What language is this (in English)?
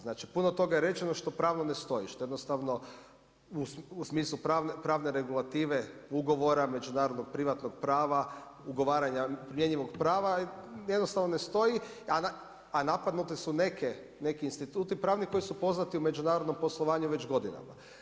Croatian